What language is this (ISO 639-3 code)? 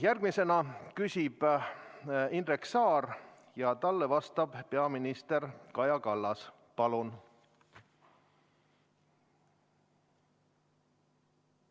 est